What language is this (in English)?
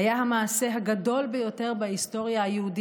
Hebrew